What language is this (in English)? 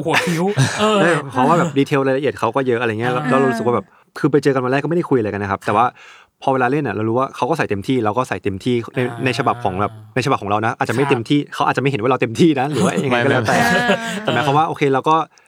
Thai